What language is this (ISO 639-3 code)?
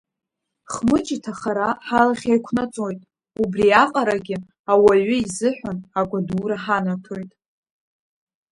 abk